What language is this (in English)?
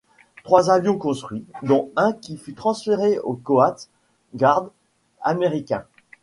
French